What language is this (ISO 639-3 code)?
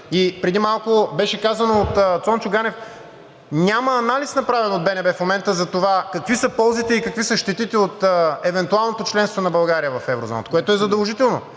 bul